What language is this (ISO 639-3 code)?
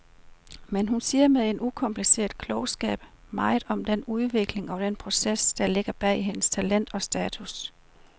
dan